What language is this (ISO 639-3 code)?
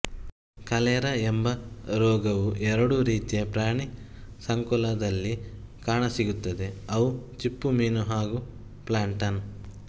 kan